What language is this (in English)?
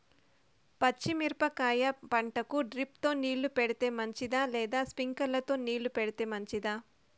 Telugu